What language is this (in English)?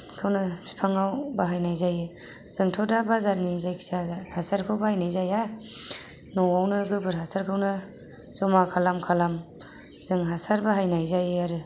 Bodo